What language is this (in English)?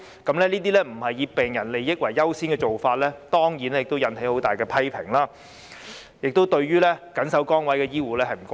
Cantonese